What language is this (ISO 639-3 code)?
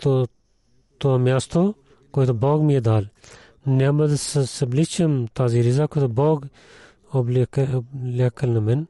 bul